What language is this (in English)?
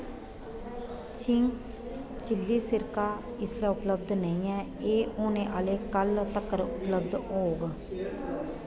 Dogri